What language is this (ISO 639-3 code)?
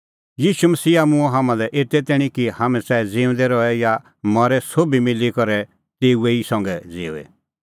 kfx